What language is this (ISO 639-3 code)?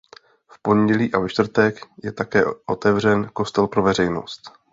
ces